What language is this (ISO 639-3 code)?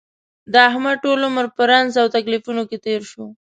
pus